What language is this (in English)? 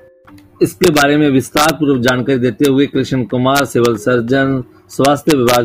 Hindi